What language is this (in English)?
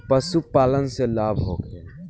Bhojpuri